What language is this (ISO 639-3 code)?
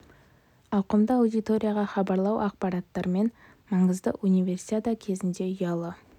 kaz